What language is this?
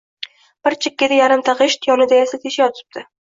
Uzbek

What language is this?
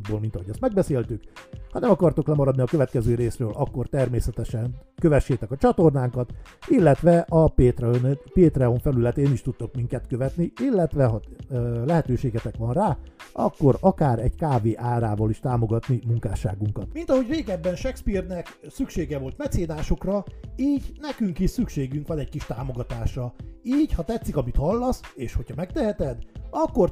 Hungarian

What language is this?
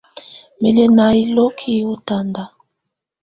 Tunen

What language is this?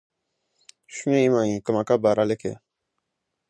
French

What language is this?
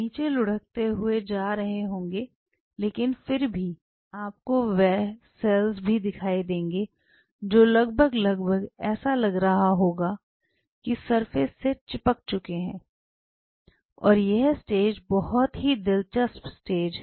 Hindi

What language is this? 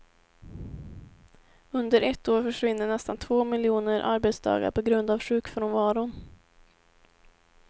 Swedish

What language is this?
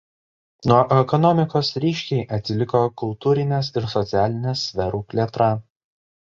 Lithuanian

